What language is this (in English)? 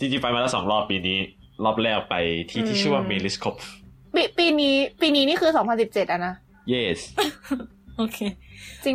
Thai